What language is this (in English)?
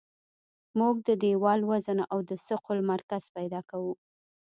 Pashto